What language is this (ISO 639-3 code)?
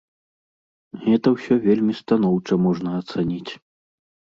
bel